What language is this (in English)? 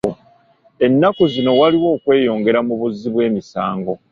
Ganda